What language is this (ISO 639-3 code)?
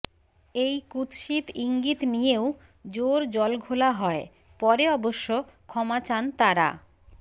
ben